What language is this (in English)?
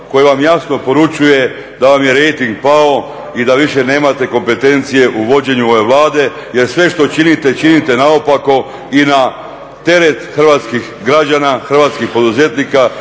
Croatian